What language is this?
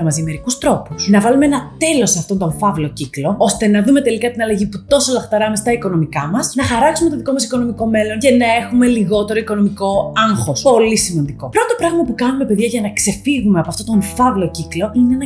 Greek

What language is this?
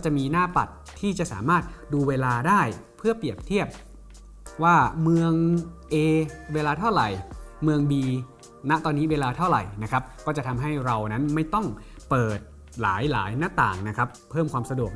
Thai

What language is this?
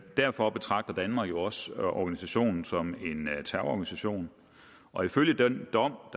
Danish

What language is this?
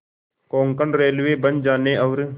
Hindi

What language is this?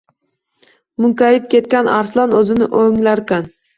Uzbek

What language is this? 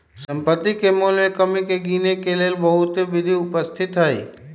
Magahi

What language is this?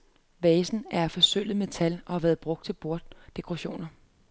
Danish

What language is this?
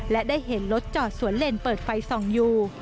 Thai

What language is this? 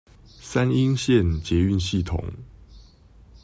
Chinese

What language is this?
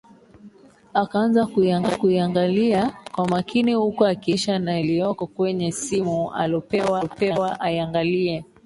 Swahili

